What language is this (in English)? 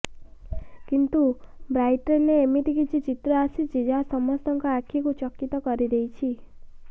Odia